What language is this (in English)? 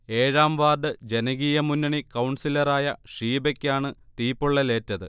Malayalam